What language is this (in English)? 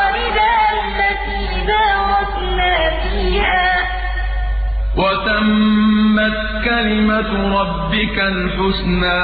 Arabic